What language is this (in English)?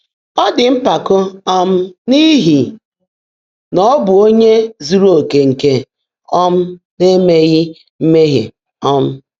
Igbo